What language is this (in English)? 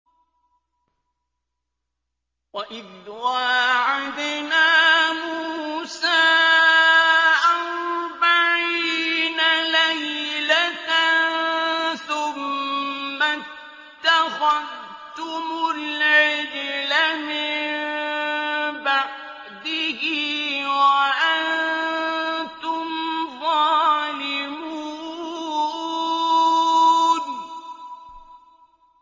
Arabic